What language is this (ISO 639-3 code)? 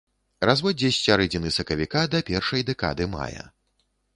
bel